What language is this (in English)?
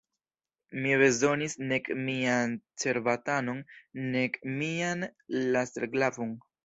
Esperanto